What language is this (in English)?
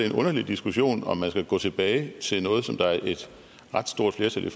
Danish